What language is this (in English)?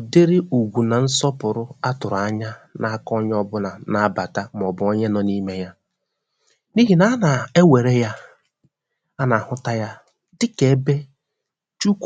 Igbo